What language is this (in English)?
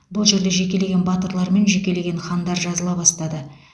Kazakh